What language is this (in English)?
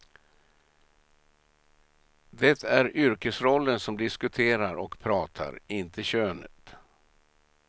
Swedish